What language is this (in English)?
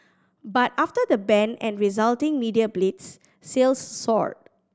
English